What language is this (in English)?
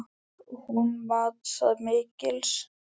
Icelandic